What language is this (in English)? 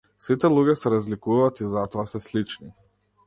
Macedonian